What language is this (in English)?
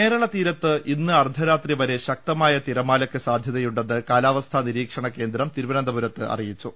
Malayalam